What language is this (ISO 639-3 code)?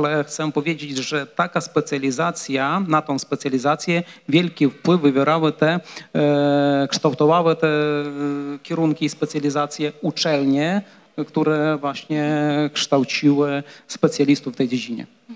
pol